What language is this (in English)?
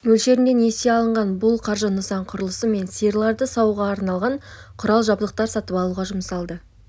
Kazakh